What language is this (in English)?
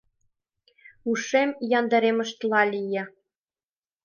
Mari